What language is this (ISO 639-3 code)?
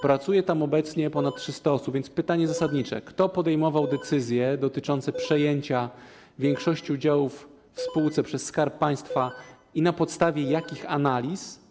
pol